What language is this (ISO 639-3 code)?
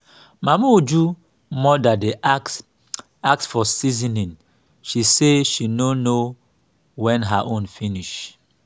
pcm